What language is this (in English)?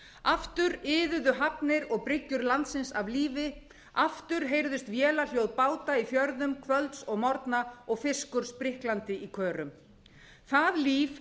Icelandic